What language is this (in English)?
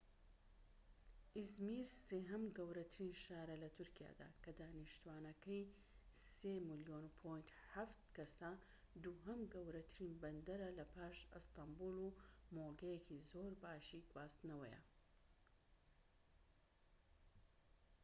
Central Kurdish